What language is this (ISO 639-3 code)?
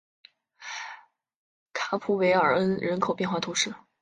zho